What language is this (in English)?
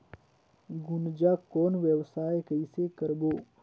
Chhattisgarhi